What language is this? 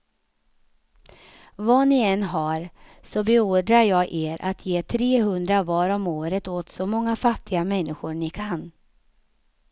Swedish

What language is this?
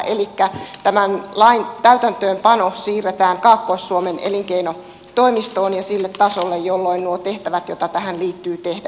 Finnish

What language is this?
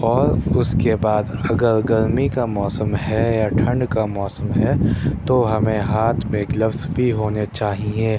Urdu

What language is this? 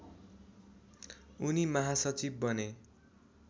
Nepali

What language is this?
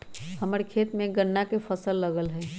Magahi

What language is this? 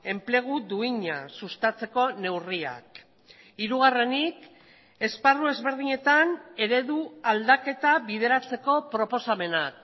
Basque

